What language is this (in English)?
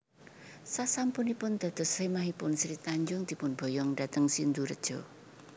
Javanese